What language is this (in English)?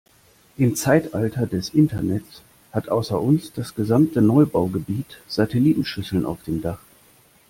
German